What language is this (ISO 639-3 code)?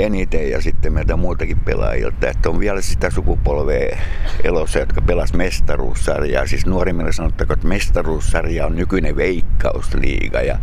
fin